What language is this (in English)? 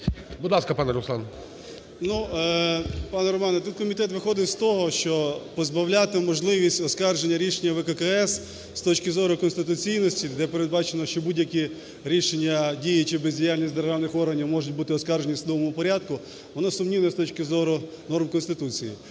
Ukrainian